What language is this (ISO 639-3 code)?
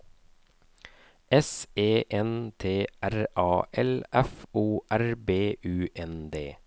nor